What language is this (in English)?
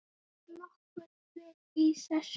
Icelandic